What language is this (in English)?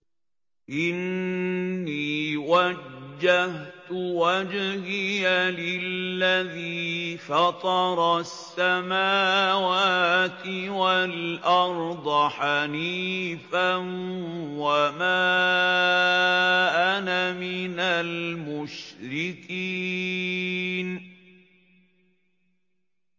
Arabic